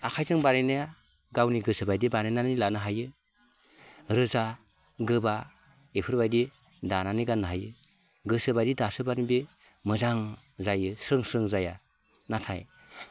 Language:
Bodo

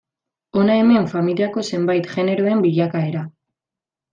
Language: Basque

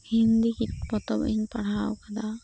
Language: Santali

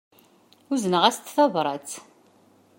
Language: Kabyle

